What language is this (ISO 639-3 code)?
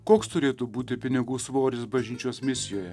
lit